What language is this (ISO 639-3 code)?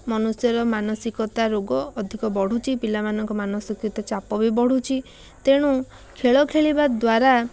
ori